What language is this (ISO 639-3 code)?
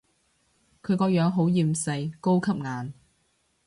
yue